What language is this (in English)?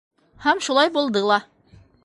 Bashkir